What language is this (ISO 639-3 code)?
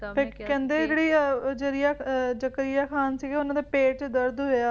pan